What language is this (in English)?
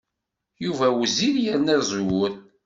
Kabyle